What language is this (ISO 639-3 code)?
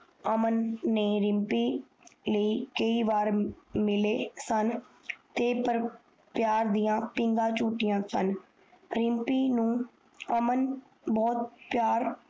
pan